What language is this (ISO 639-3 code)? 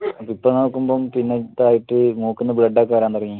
mal